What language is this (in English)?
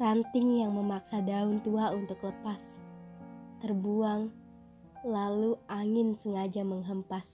Indonesian